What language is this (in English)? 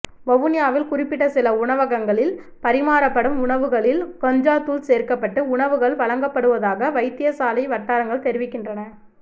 Tamil